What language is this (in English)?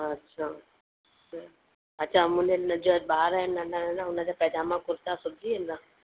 Sindhi